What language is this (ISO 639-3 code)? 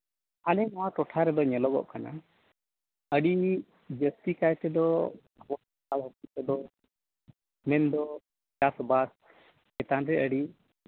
sat